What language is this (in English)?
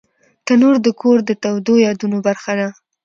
Pashto